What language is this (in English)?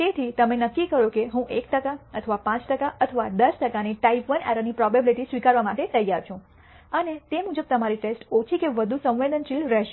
Gujarati